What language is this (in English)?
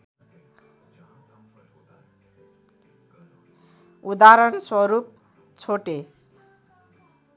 Nepali